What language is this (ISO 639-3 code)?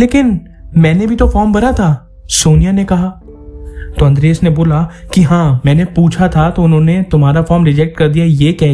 hin